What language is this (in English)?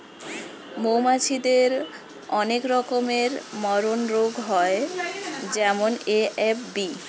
Bangla